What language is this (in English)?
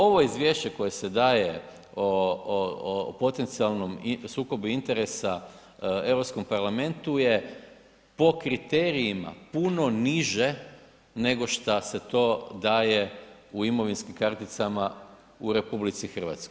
Croatian